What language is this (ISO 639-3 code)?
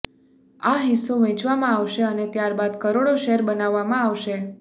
guj